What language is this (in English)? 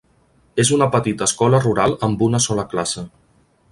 Catalan